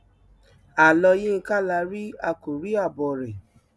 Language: Yoruba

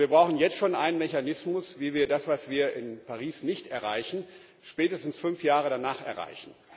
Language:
German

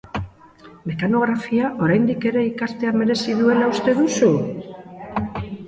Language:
Basque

